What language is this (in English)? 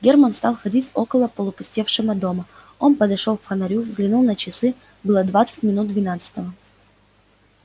Russian